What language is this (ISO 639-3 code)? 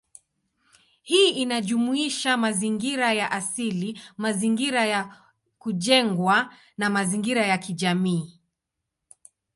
swa